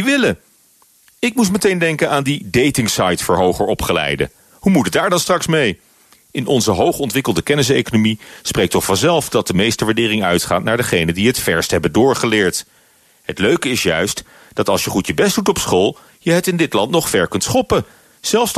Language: Dutch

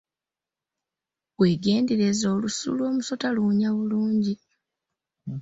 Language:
Ganda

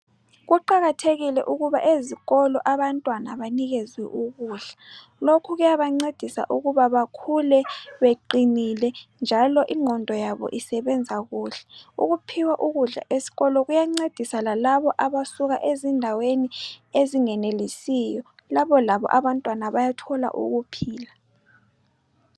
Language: North Ndebele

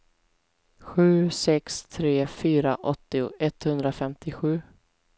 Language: Swedish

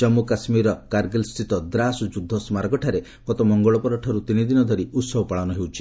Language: Odia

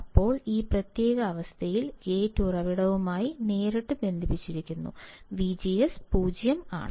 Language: Malayalam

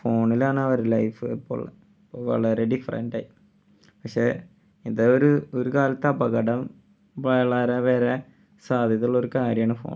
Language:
Malayalam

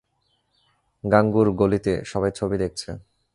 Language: Bangla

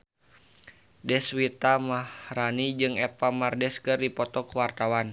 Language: Sundanese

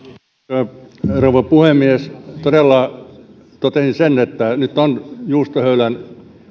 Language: Finnish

